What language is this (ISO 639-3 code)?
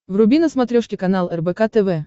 rus